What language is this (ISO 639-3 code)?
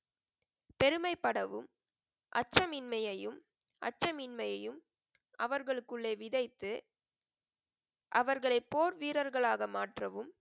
tam